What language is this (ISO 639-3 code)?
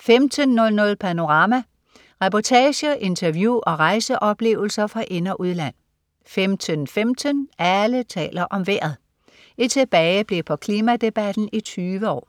dan